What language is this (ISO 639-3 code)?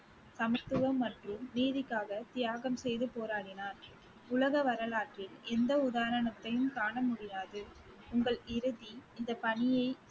tam